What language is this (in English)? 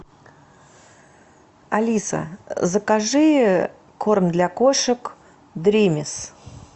Russian